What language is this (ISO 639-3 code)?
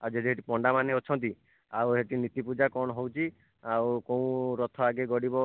ori